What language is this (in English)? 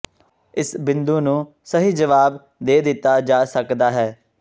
Punjabi